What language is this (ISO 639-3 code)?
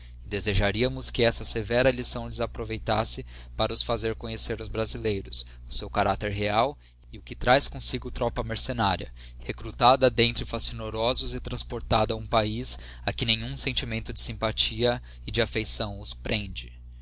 por